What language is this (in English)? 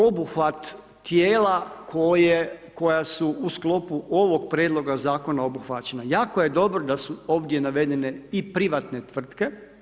Croatian